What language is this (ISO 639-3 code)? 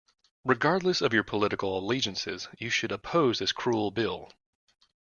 eng